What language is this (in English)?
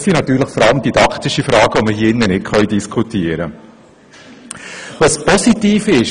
Swiss German